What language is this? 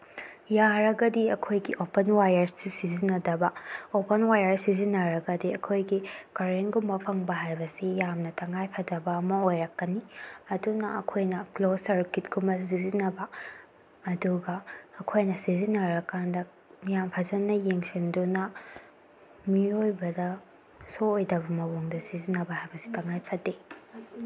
Manipuri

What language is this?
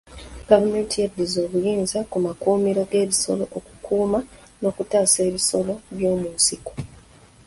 Ganda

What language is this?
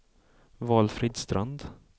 Swedish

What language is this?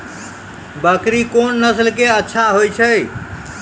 Maithili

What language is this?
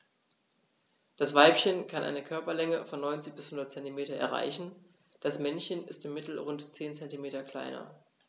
German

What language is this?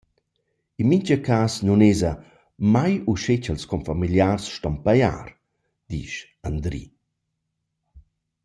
Romansh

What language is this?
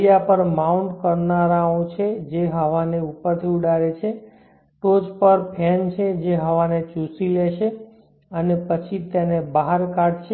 Gujarati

